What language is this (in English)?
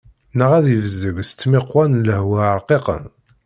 Kabyle